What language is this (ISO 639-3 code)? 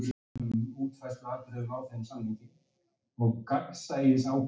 isl